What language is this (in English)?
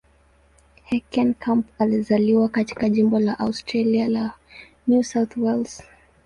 Swahili